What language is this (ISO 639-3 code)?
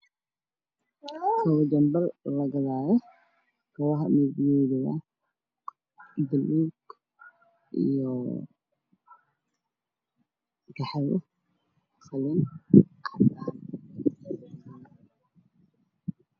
som